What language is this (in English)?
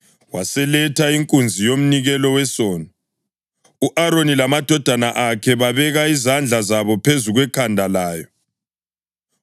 North Ndebele